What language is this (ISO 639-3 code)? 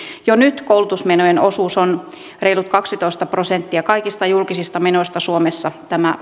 fin